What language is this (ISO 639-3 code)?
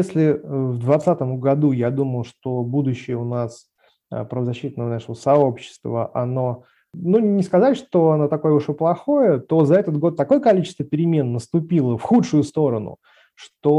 rus